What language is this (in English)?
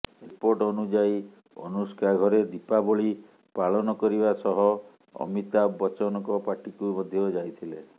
Odia